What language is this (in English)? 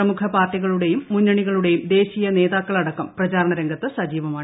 Malayalam